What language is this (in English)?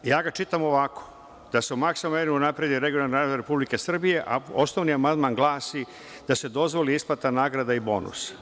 Serbian